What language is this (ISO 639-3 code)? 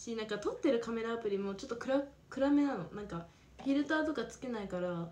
jpn